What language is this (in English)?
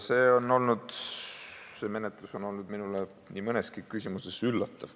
Estonian